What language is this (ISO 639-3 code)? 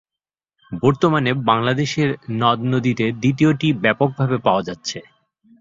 ben